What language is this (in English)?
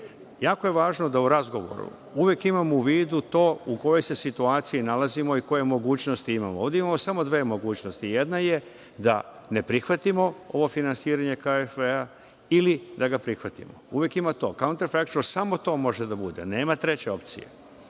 Serbian